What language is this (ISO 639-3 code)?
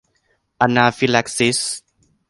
tha